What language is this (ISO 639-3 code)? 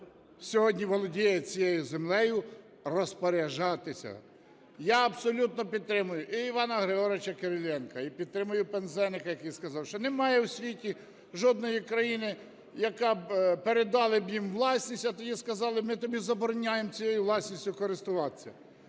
ukr